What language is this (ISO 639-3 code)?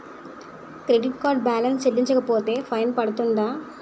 tel